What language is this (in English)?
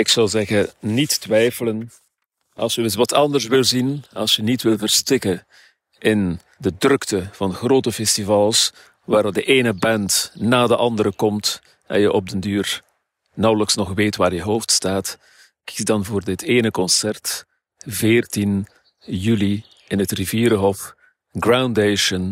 Dutch